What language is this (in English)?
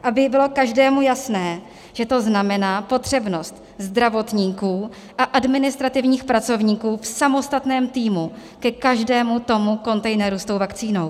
Czech